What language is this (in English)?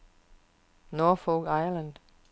Danish